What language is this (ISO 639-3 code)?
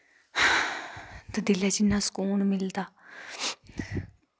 doi